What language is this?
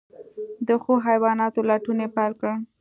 Pashto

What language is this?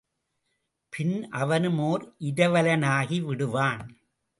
Tamil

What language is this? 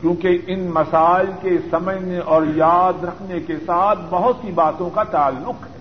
Urdu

